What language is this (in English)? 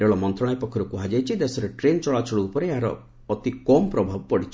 Odia